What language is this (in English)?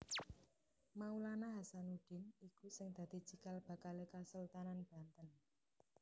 Javanese